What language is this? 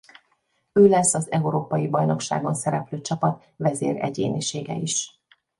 Hungarian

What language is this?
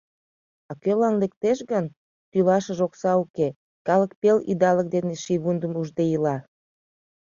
Mari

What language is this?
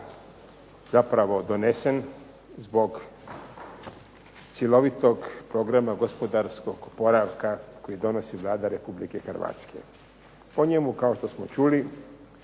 Croatian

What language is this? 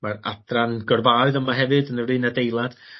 Welsh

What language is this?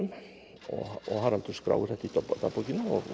Icelandic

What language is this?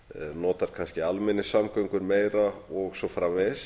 Icelandic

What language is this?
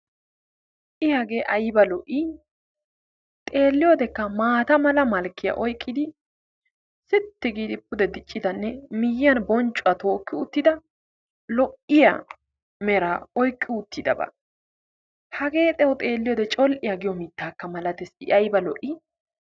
Wolaytta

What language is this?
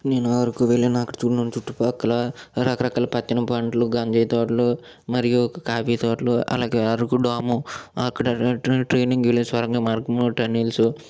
Telugu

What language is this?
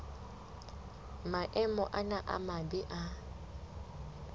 Southern Sotho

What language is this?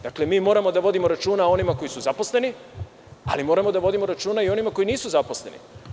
Serbian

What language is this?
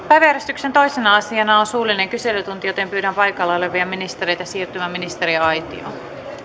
Finnish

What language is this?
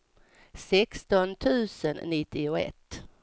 Swedish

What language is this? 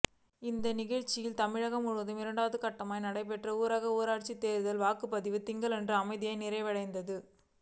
Tamil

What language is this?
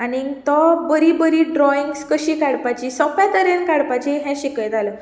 Konkani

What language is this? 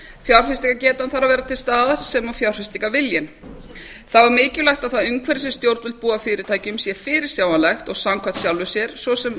Icelandic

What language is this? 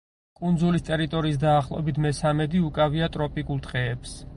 Georgian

